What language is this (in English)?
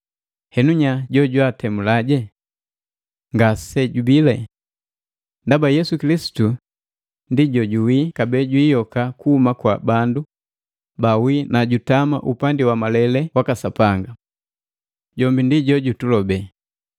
Matengo